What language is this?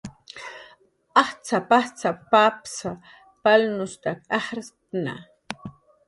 Jaqaru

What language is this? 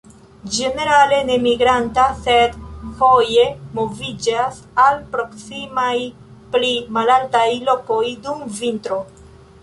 Esperanto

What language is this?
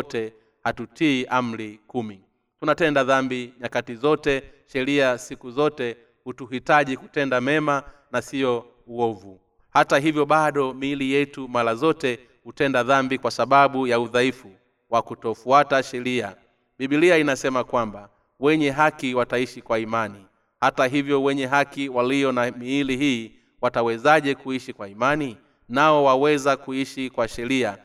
Swahili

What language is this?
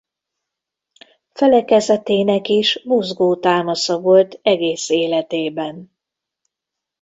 Hungarian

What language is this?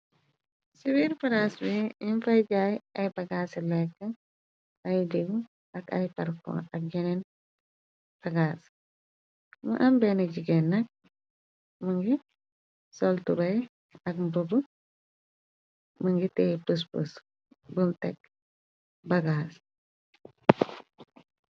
Wolof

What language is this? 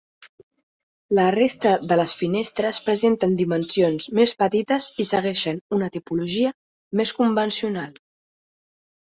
Catalan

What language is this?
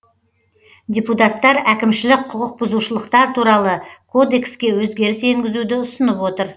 Kazakh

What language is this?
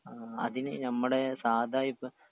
Malayalam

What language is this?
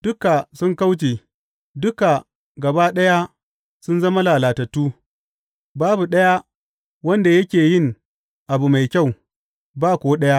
Hausa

